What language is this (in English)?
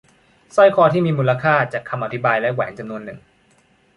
Thai